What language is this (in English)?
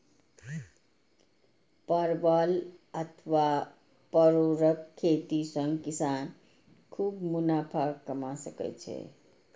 Maithili